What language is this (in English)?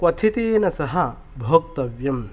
Sanskrit